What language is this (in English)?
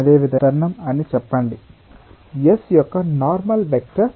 Telugu